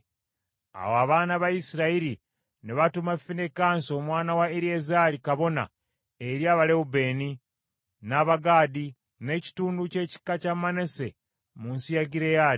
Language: Ganda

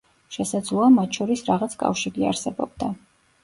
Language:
Georgian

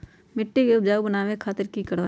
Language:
Magahi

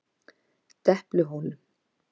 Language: Icelandic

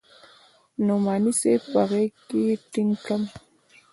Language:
Pashto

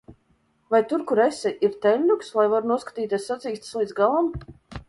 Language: Latvian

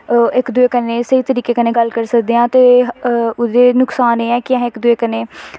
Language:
Dogri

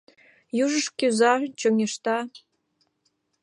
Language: Mari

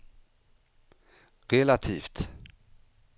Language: Swedish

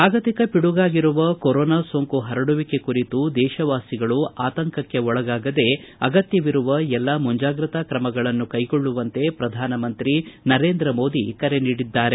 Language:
Kannada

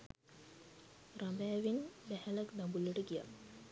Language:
Sinhala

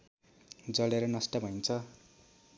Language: Nepali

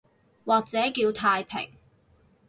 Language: Cantonese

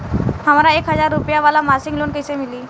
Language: Bhojpuri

